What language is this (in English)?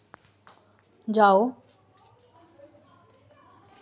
Dogri